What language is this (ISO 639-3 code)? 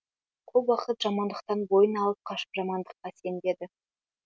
kaz